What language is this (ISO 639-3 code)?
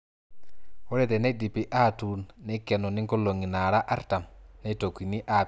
mas